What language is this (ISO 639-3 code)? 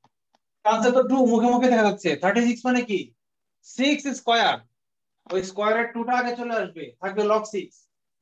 hin